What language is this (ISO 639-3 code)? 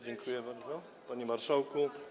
pol